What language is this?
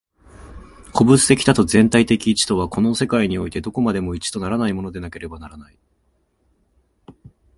Japanese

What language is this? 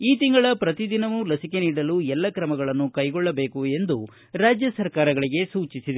Kannada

